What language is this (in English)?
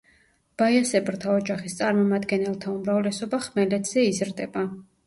Georgian